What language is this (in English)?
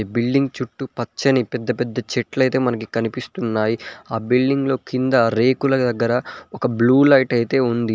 Telugu